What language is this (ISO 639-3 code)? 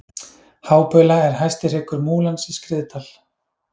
isl